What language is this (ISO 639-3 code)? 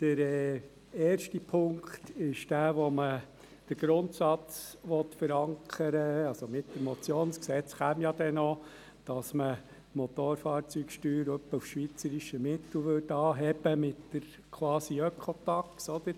gsw